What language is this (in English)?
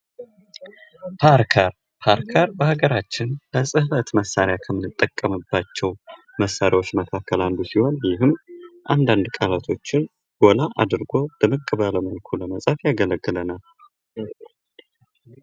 Amharic